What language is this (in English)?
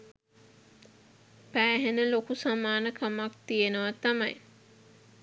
Sinhala